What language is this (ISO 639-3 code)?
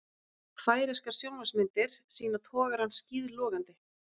isl